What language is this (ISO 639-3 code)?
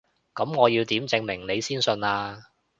yue